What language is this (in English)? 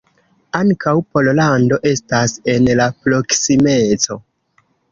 Esperanto